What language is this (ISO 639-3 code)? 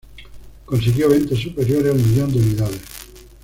spa